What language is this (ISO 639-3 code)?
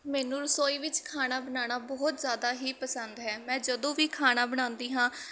pan